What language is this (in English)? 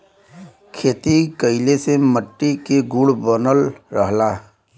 Bhojpuri